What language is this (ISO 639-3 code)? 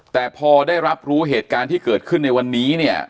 tha